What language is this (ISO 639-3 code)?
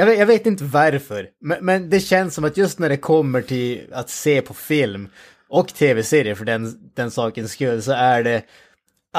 swe